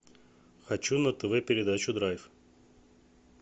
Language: Russian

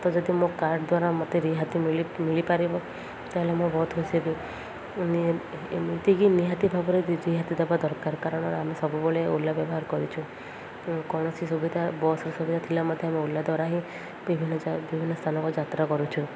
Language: Odia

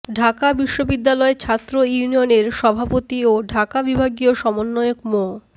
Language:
Bangla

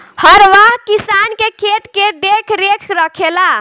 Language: Bhojpuri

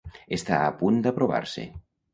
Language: Catalan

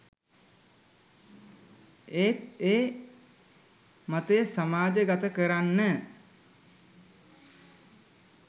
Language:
Sinhala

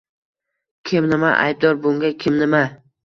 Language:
Uzbek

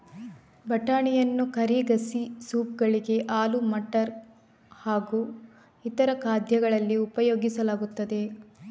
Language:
Kannada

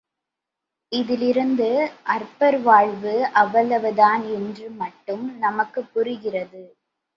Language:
Tamil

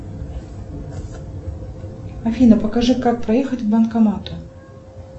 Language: Russian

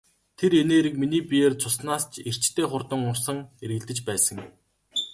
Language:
Mongolian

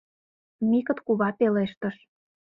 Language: Mari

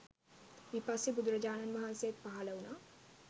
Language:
Sinhala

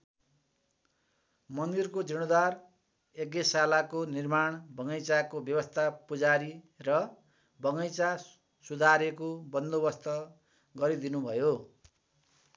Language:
Nepali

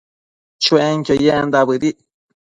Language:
Matsés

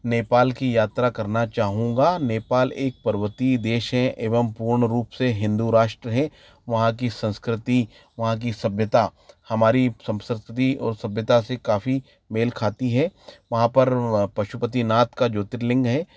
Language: Hindi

